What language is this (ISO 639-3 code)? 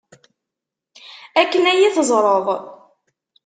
kab